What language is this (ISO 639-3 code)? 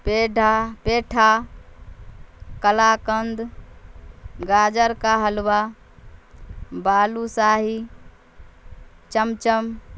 urd